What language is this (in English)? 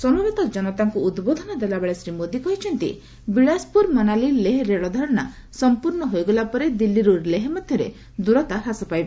Odia